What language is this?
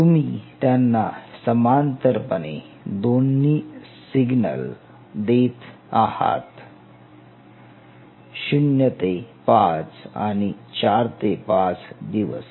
Marathi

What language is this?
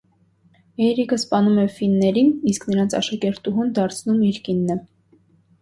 Armenian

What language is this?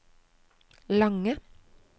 Norwegian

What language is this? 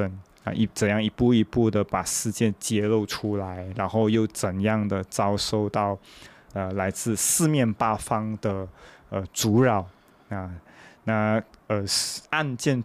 Chinese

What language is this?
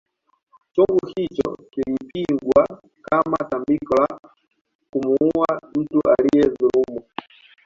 Swahili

